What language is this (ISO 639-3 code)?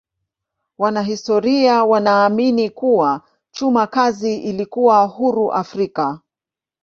swa